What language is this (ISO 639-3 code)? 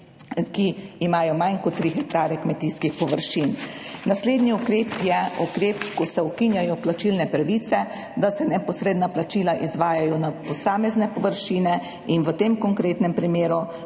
slv